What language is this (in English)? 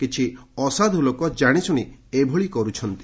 Odia